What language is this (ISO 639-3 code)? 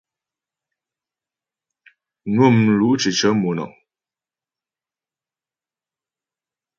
bbj